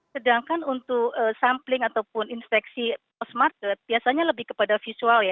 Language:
Indonesian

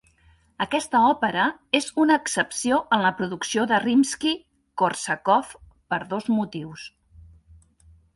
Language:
Catalan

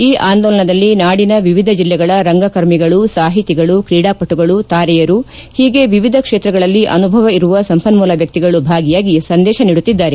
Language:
Kannada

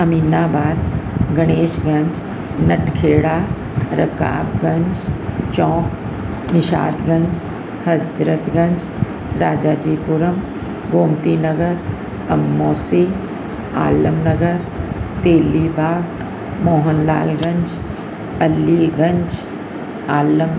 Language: Sindhi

